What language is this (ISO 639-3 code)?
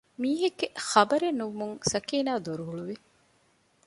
div